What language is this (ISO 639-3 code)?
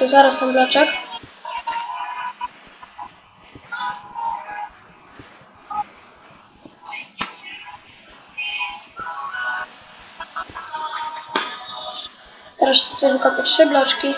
pol